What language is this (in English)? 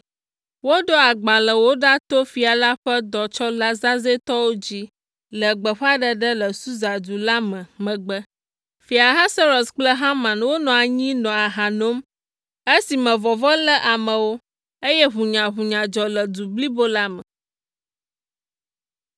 Ewe